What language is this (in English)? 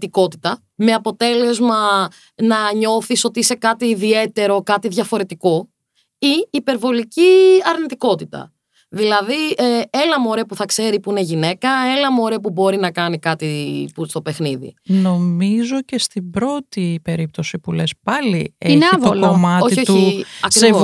Greek